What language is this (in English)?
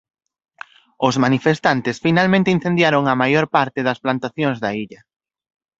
Galician